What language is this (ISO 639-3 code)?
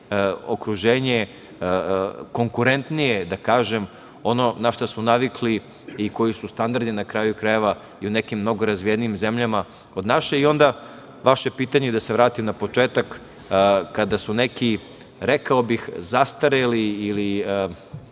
srp